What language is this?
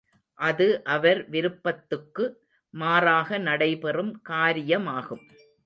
Tamil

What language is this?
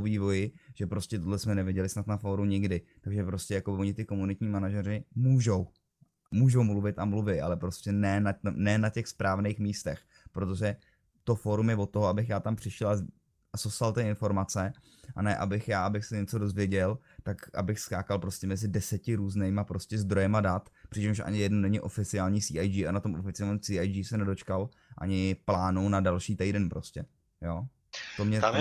Czech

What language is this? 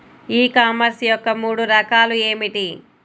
Telugu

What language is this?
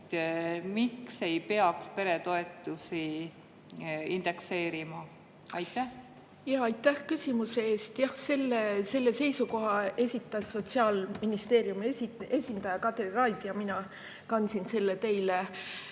Estonian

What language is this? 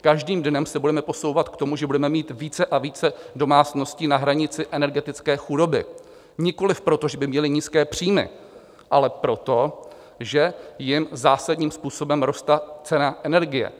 Czech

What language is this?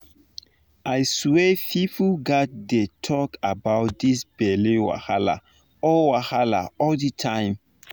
Nigerian Pidgin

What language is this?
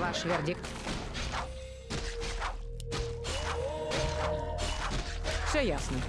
Russian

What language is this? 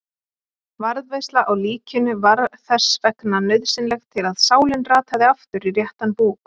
Icelandic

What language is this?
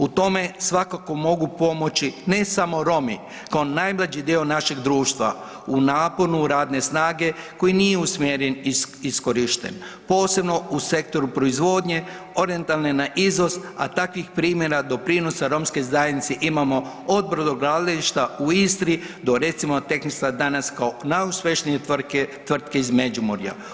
Croatian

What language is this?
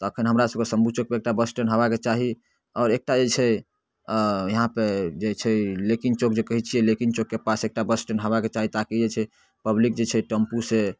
Maithili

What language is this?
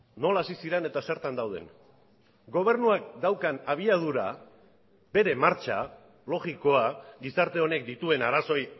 Basque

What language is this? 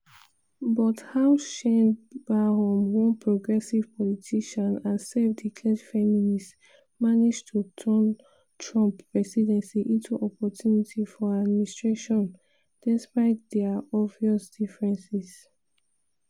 Nigerian Pidgin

